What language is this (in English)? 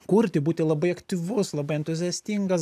Lithuanian